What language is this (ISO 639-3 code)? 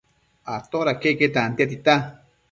mcf